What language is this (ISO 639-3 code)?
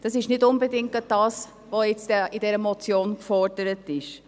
gsw